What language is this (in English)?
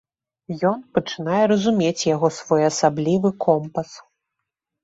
Belarusian